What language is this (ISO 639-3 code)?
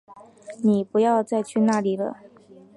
zho